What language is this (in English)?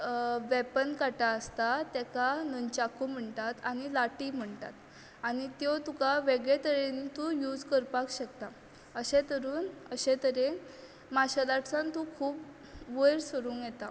Konkani